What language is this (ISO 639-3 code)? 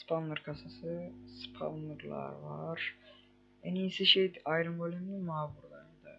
tur